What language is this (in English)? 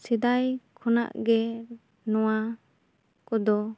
Santali